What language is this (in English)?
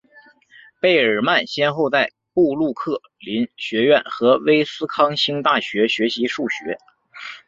Chinese